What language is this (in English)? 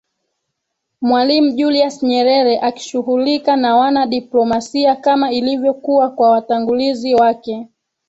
Swahili